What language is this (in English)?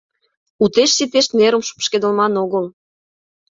Mari